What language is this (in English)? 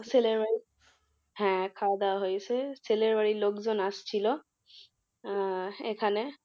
Bangla